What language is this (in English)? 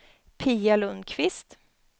Swedish